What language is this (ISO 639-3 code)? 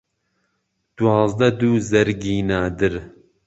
ckb